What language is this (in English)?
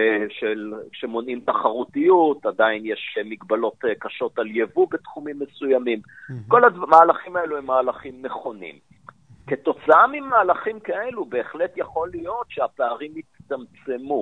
Hebrew